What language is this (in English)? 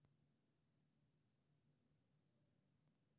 Maithili